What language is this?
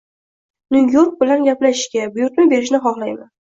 Uzbek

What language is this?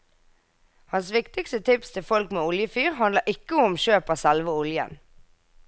Norwegian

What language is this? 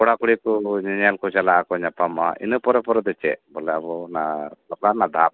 Santali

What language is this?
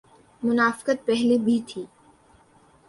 Urdu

